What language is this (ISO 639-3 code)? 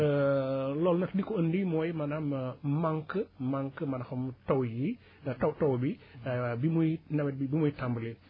wol